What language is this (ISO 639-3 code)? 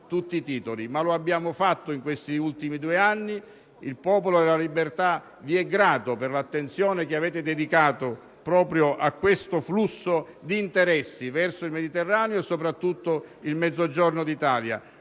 ita